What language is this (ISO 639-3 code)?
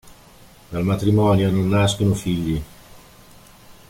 ita